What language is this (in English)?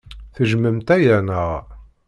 Kabyle